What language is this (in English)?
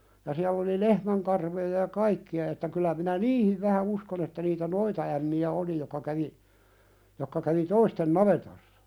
Finnish